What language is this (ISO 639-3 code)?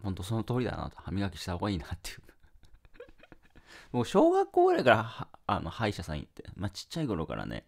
jpn